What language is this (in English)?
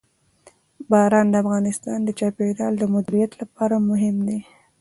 Pashto